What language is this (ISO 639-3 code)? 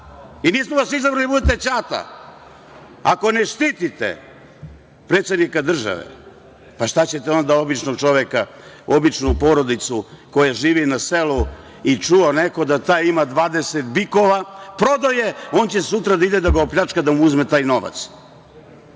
srp